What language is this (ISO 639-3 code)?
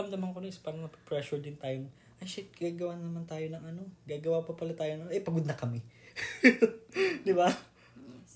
fil